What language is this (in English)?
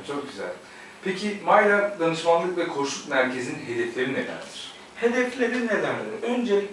Turkish